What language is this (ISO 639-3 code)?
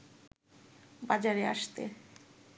ben